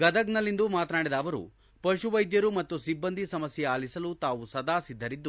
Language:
Kannada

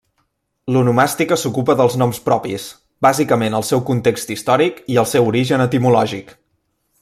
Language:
Catalan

